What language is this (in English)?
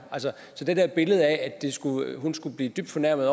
Danish